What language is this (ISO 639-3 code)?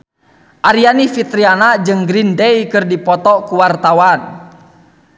sun